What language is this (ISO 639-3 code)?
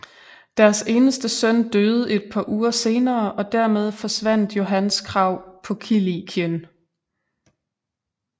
dan